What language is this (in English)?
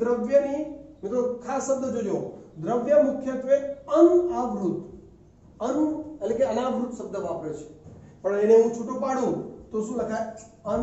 Hindi